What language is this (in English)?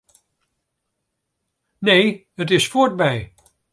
Western Frisian